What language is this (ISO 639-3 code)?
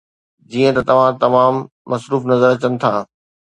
snd